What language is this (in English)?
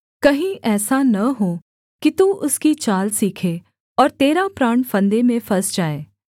Hindi